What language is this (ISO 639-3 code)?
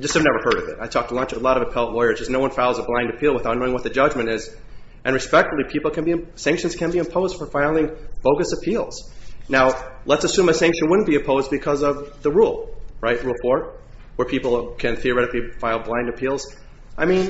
eng